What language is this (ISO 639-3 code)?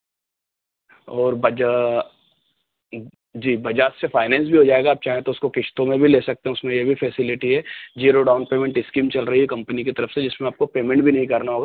hin